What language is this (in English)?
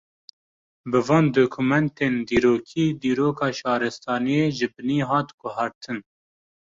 Kurdish